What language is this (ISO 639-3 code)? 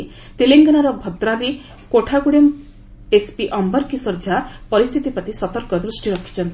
ori